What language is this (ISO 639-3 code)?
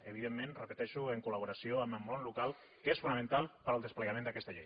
cat